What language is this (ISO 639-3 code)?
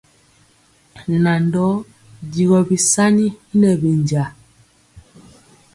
mcx